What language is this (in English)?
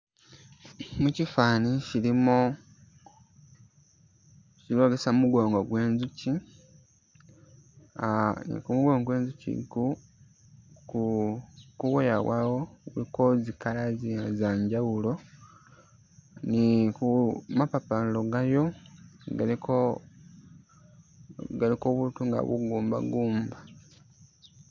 Masaaba